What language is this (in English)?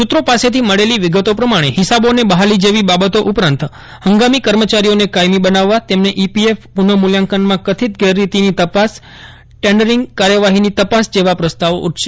Gujarati